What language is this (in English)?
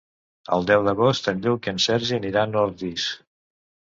Catalan